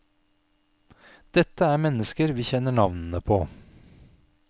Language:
Norwegian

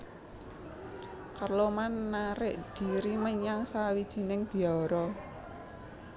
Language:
Javanese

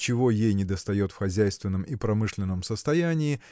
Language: Russian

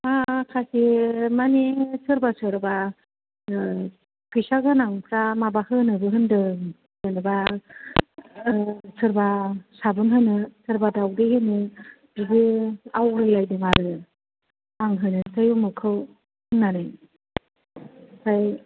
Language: Bodo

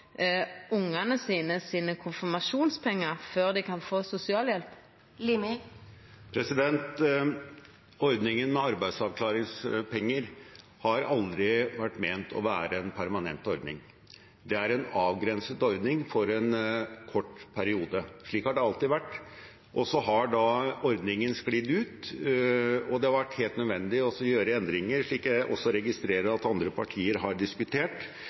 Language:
Norwegian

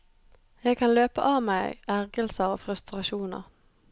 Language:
Norwegian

